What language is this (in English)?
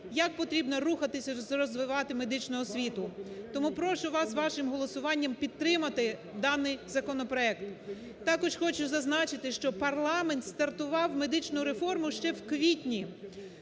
Ukrainian